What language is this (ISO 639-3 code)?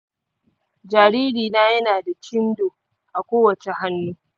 hau